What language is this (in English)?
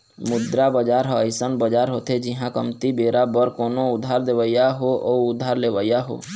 Chhattisgarhi